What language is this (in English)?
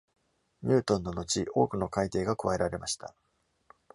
Japanese